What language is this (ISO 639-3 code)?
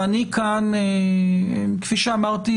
heb